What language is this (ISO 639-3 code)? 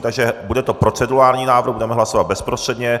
ces